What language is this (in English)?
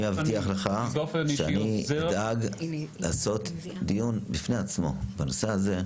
Hebrew